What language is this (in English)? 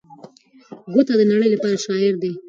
Pashto